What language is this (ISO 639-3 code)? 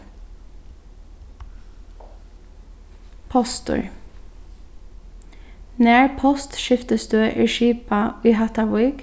fao